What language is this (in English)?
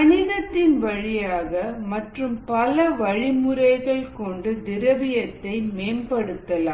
Tamil